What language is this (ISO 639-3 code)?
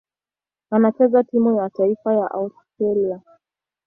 swa